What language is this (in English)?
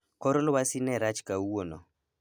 Luo (Kenya and Tanzania)